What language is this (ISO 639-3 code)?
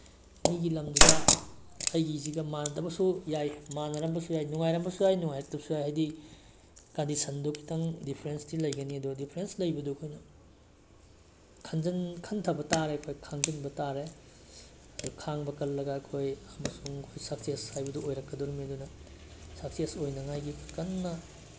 mni